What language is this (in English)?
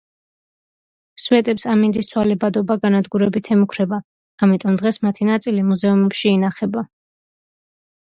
Georgian